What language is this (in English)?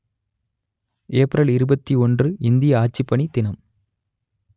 Tamil